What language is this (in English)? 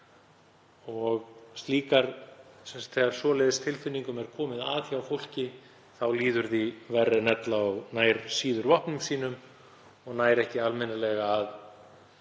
Icelandic